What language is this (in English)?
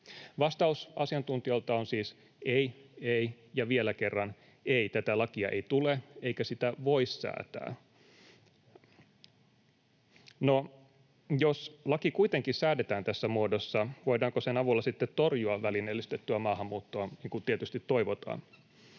Finnish